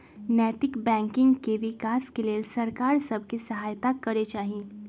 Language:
Magahi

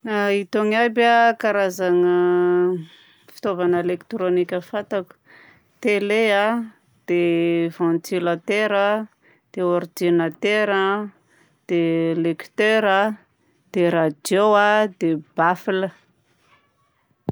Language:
Southern Betsimisaraka Malagasy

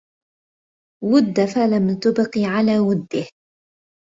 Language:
Arabic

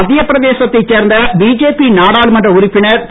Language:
Tamil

